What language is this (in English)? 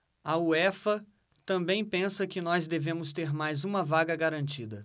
Portuguese